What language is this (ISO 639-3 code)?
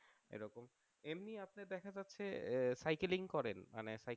ben